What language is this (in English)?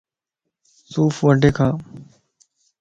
Lasi